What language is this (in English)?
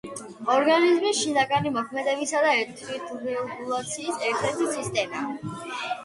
Georgian